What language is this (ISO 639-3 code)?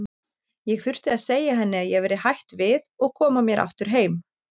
isl